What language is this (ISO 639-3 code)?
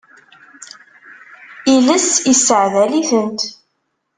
kab